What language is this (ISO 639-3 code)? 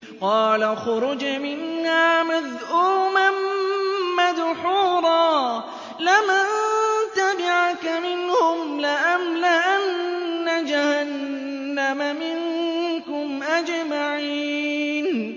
ara